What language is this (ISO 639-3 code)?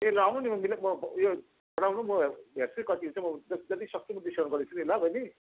nep